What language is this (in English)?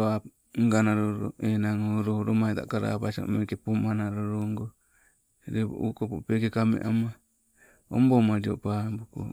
Sibe